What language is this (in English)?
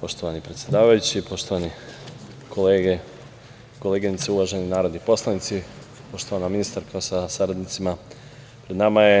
Serbian